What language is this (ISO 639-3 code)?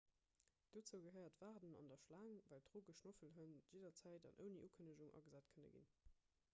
ltz